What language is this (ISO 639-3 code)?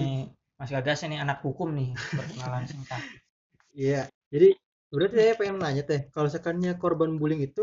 ind